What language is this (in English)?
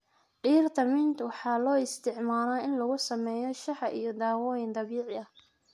Somali